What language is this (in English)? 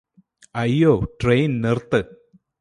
Malayalam